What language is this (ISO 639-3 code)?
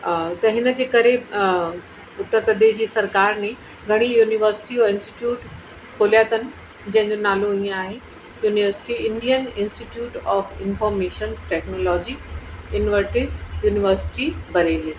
snd